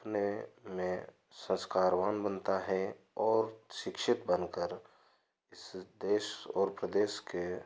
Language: Hindi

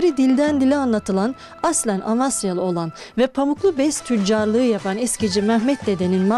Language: Turkish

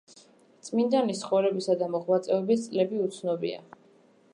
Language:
Georgian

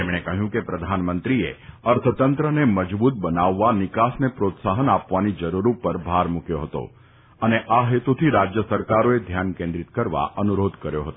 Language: Gujarati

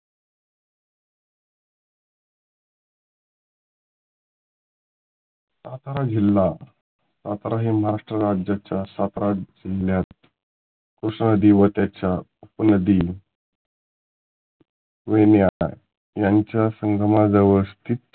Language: Marathi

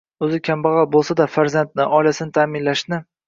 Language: Uzbek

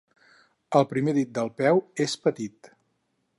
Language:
Catalan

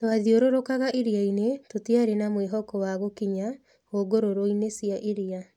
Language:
Kikuyu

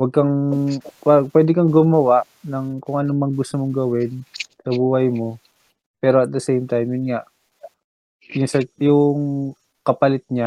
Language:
Filipino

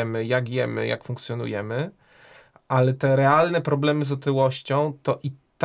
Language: Polish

